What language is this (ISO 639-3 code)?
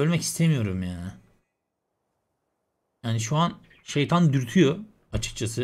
tur